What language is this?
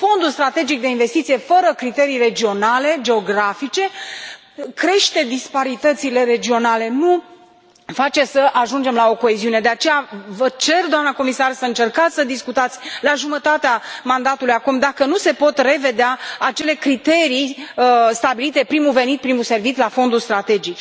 Romanian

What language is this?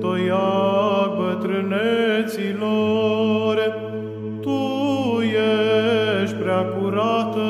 Romanian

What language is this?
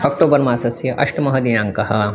Sanskrit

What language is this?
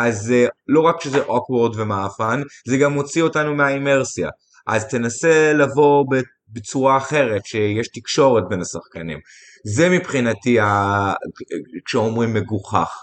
Hebrew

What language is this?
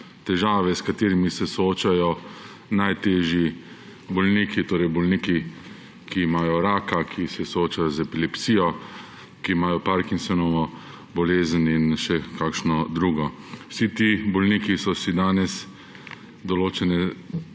Slovenian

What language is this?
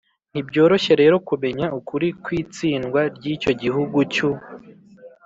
Kinyarwanda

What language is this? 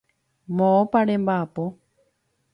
Guarani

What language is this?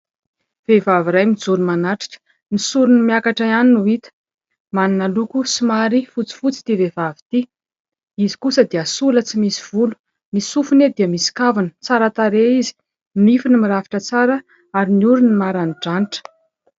Malagasy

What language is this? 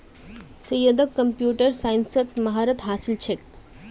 Magahi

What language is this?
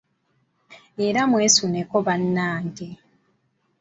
Ganda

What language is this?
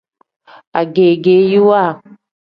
Tem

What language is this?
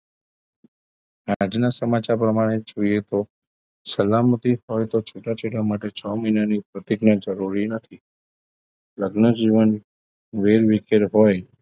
Gujarati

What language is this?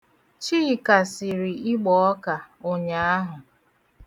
Igbo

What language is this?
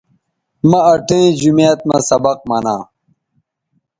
Bateri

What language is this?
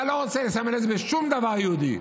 Hebrew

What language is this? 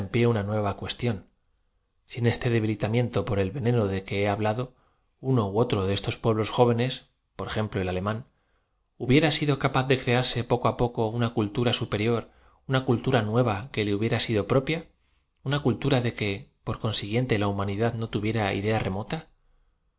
Spanish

